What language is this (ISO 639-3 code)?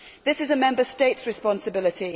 eng